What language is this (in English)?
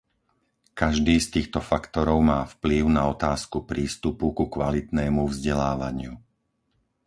Slovak